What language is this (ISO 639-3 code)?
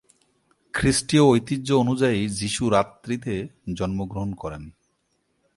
ben